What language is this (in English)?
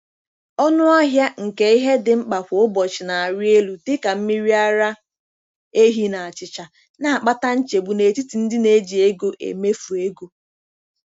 Igbo